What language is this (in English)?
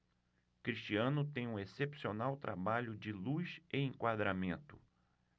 Portuguese